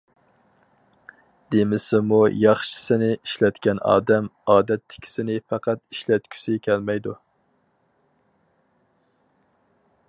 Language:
Uyghur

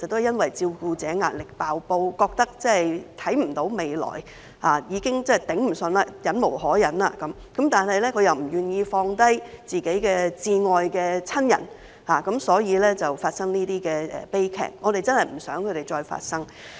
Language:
Cantonese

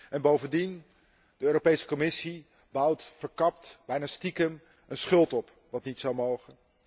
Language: Dutch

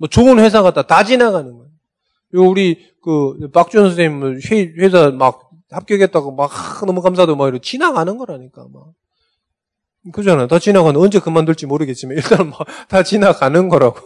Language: Korean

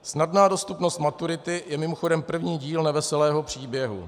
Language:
Czech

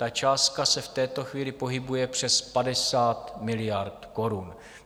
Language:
Czech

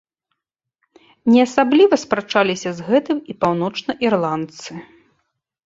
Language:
Belarusian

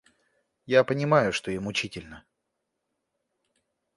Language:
Russian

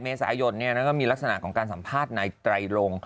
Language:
Thai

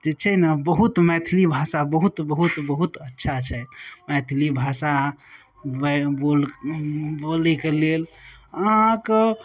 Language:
Maithili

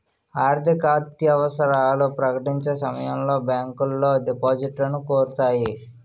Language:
Telugu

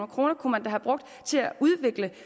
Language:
Danish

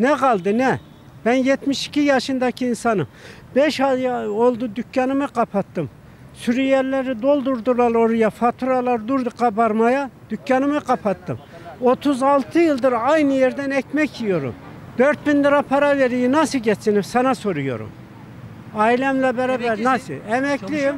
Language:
Turkish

